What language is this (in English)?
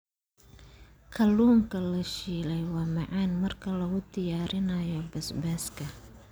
Somali